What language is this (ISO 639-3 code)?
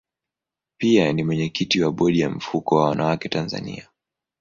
swa